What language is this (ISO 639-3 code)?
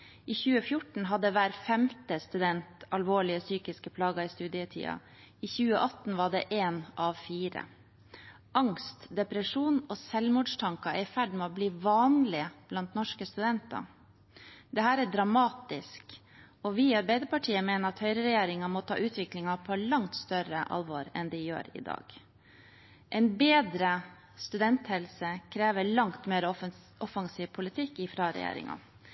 nob